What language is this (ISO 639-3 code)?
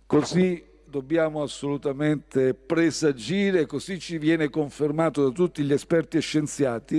ita